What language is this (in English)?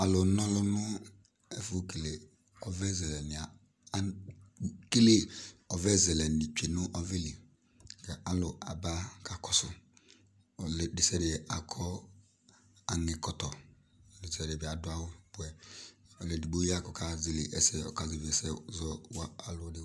Ikposo